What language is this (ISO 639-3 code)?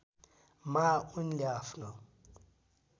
nep